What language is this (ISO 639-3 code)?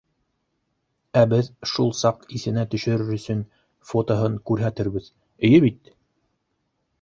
bak